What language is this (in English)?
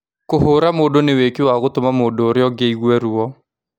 Kikuyu